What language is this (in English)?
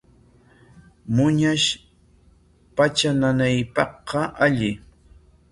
Corongo Ancash Quechua